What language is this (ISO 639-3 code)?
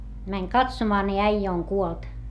fin